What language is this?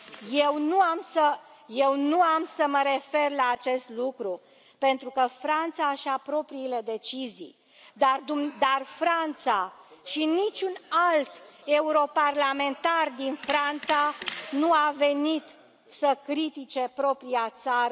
Romanian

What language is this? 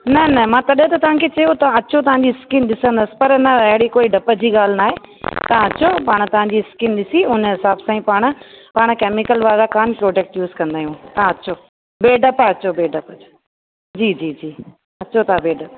Sindhi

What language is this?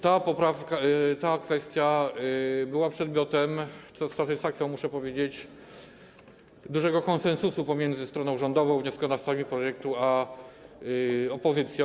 Polish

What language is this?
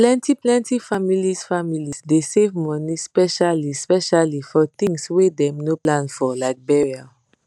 Nigerian Pidgin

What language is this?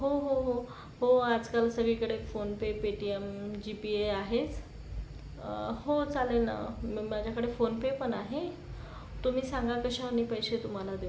Marathi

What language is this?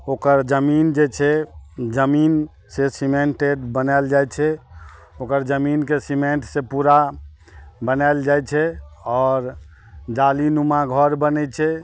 Maithili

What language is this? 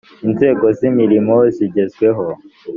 Kinyarwanda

